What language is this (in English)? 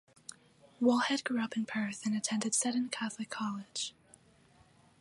English